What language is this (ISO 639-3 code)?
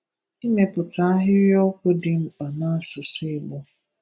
ibo